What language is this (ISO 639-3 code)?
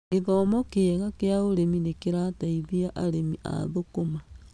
kik